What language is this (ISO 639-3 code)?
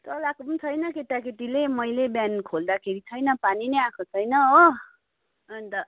nep